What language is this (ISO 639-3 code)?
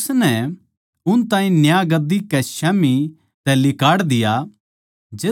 bgc